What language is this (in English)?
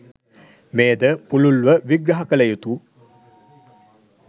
Sinhala